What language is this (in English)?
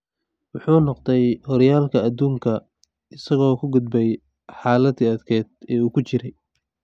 Somali